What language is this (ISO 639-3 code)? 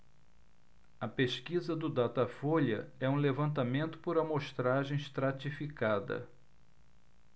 por